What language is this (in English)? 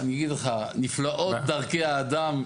Hebrew